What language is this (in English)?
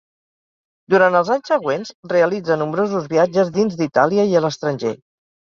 Catalan